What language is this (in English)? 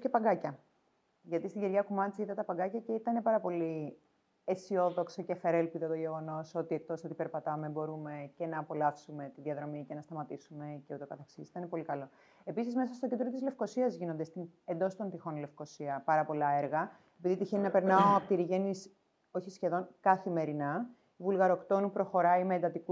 Greek